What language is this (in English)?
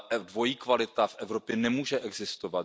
Czech